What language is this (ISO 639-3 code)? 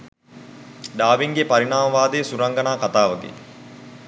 sin